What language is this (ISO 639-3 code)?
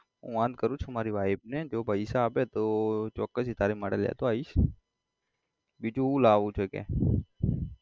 guj